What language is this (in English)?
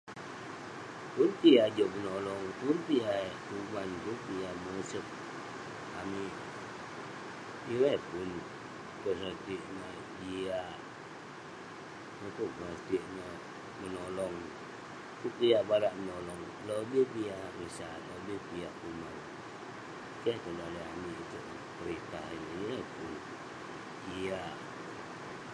Western Penan